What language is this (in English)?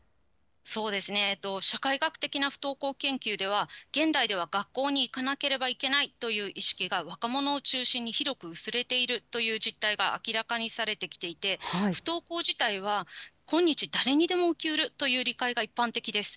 Japanese